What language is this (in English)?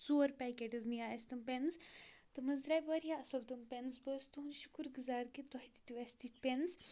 Kashmiri